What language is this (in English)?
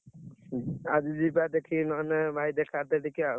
Odia